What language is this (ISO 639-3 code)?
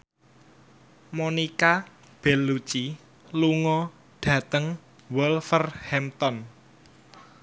jav